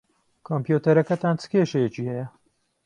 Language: Central Kurdish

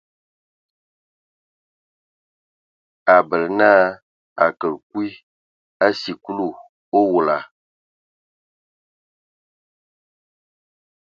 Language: Ewondo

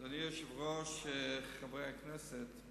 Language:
Hebrew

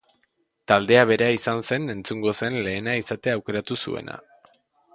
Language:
Basque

